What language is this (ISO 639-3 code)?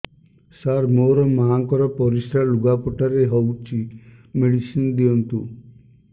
ori